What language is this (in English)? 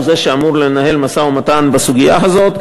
Hebrew